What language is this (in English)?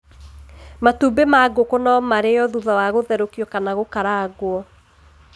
Kikuyu